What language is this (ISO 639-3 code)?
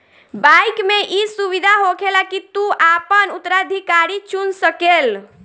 bho